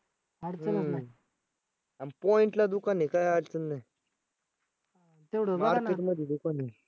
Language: Marathi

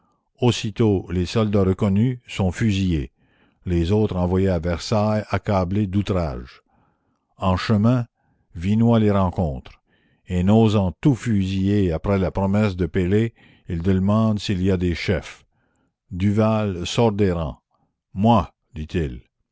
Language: French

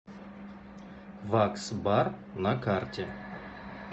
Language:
Russian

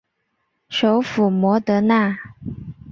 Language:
Chinese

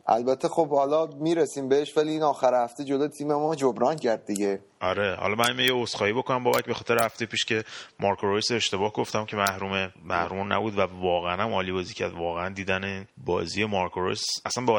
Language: Persian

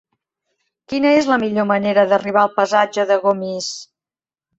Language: Catalan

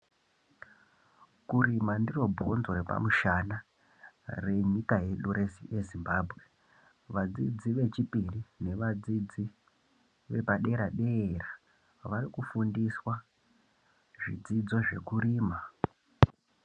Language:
Ndau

